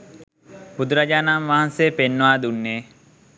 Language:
Sinhala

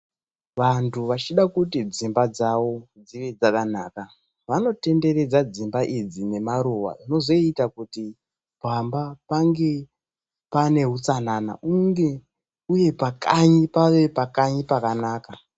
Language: Ndau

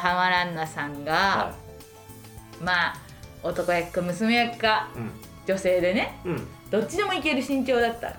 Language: Japanese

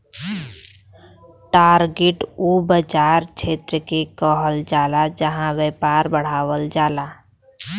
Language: Bhojpuri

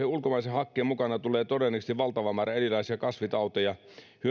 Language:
Finnish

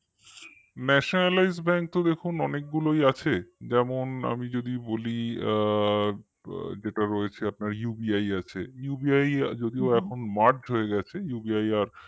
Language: Bangla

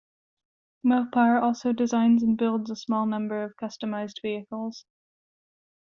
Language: English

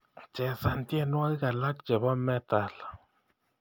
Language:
Kalenjin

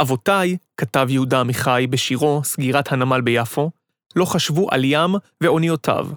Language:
Hebrew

